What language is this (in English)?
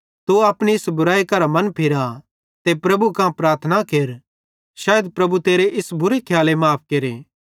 Bhadrawahi